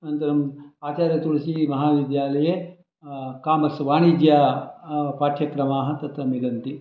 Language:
Sanskrit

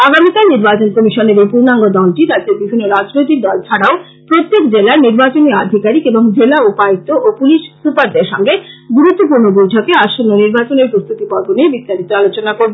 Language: Bangla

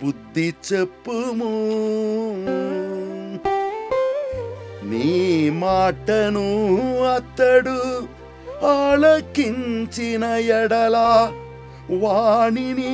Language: Romanian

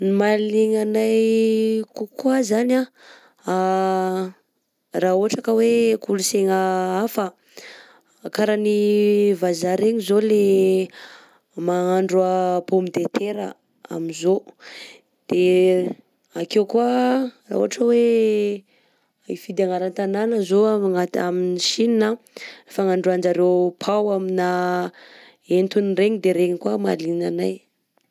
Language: Southern Betsimisaraka Malagasy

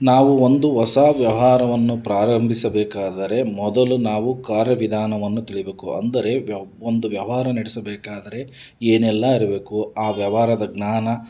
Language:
Kannada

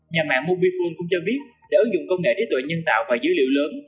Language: Vietnamese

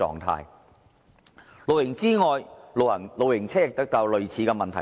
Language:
Cantonese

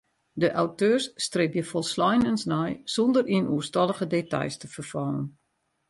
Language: Western Frisian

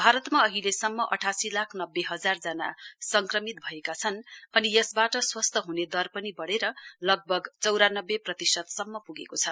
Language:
Nepali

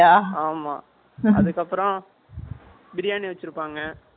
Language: Tamil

